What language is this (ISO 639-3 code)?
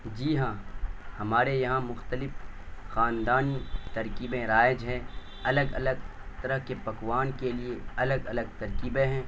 urd